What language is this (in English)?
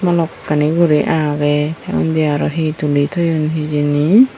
Chakma